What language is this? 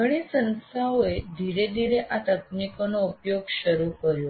Gujarati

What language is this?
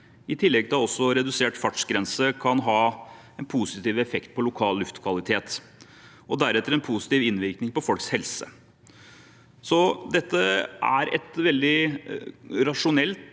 Norwegian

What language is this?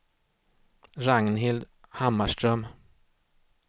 Swedish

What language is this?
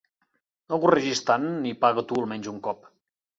Catalan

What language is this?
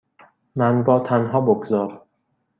Persian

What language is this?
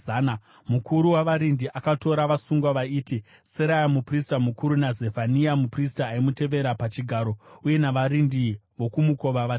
Shona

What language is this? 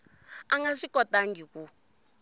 Tsonga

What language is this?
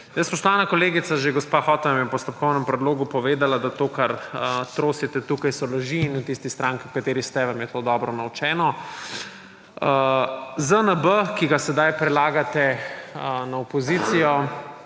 Slovenian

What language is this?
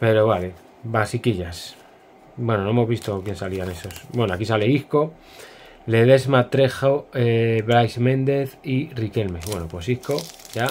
Spanish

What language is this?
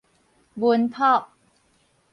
Min Nan Chinese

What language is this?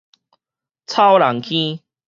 Min Nan Chinese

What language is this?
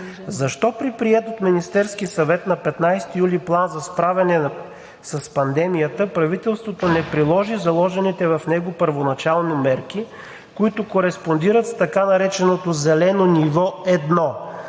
Bulgarian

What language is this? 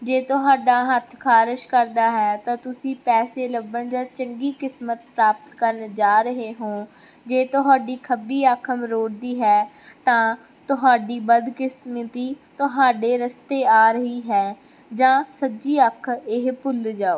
Punjabi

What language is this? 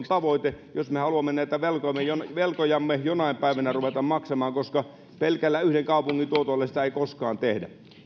Finnish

